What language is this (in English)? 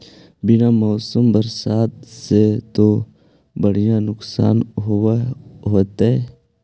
Magahi